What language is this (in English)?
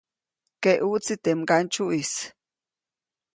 Copainalá Zoque